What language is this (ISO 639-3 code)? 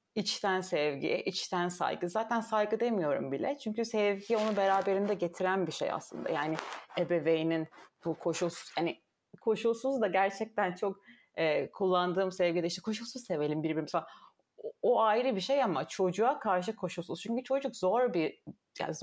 tur